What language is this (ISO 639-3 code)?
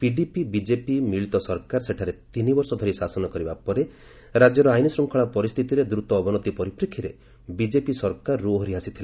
ori